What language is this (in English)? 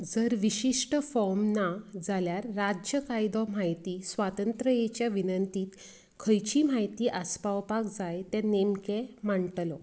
Konkani